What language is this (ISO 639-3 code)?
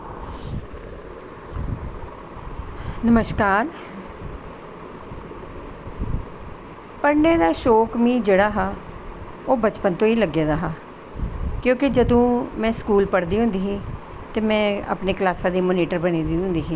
doi